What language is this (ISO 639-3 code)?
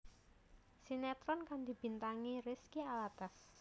jav